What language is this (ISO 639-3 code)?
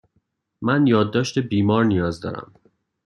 fas